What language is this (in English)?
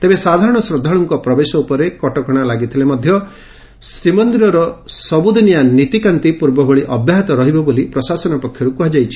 Odia